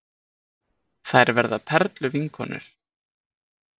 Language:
Icelandic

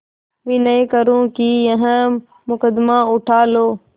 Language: Hindi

